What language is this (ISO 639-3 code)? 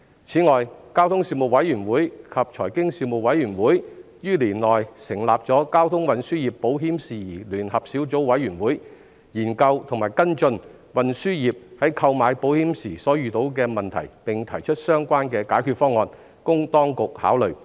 yue